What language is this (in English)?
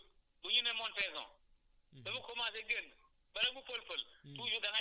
Wolof